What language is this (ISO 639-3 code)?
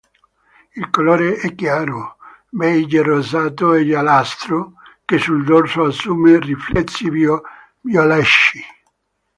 ita